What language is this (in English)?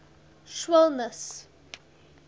English